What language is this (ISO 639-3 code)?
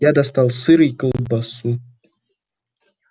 rus